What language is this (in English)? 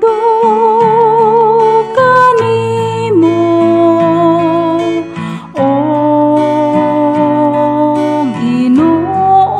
Filipino